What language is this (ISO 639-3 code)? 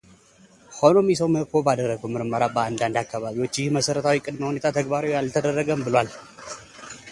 amh